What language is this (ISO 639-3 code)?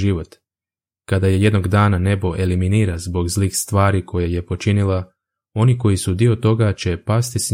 hrv